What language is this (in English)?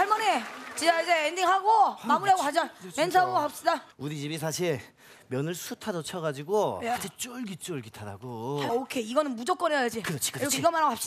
Korean